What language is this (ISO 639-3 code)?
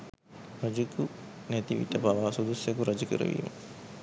sin